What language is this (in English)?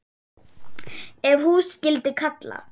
Icelandic